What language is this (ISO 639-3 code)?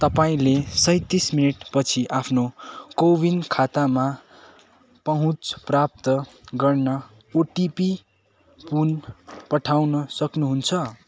nep